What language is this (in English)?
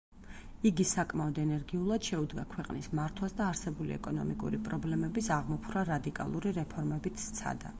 Georgian